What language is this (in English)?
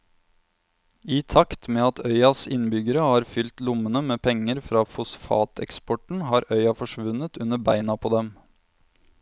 Norwegian